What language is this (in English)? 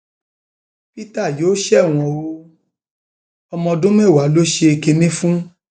Yoruba